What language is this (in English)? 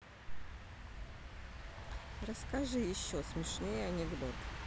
Russian